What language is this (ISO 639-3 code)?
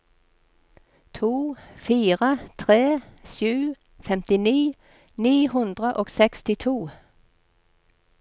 nor